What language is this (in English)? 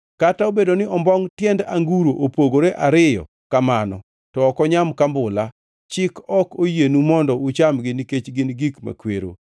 Luo (Kenya and Tanzania)